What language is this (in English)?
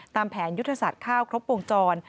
Thai